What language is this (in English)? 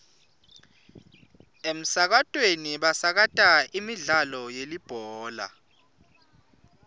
Swati